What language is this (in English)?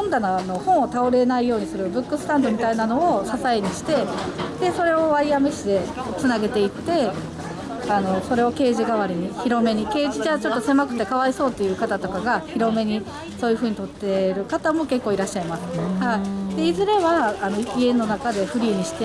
Japanese